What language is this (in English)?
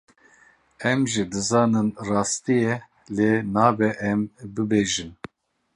Kurdish